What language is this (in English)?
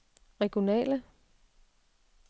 Danish